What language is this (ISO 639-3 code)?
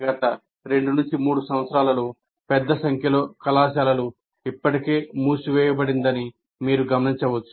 tel